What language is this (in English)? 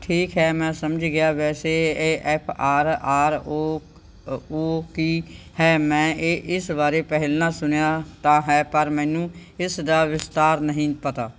Punjabi